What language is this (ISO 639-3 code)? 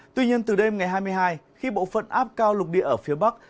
vie